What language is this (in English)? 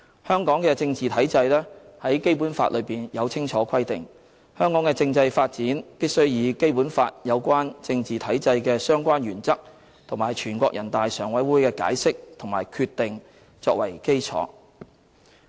Cantonese